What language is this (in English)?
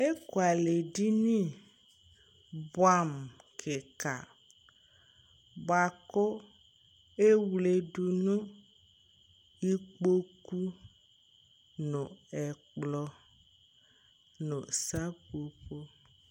Ikposo